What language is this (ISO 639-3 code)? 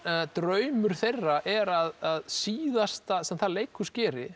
isl